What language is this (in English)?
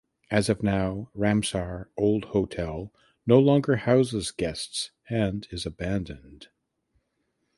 English